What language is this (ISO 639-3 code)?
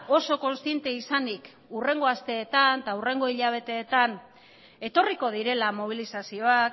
eus